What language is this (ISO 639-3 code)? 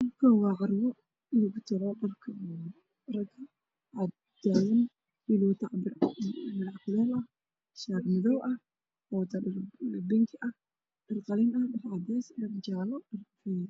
som